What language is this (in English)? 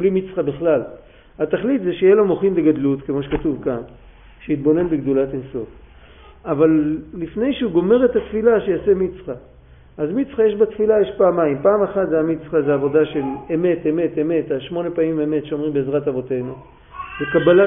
Hebrew